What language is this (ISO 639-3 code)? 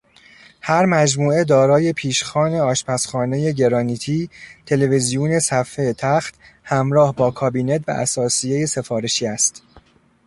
fas